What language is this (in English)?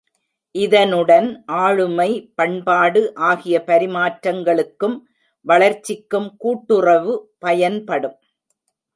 Tamil